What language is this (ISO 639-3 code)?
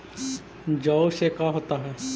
mag